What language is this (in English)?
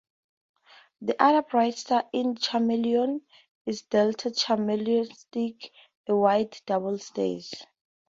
English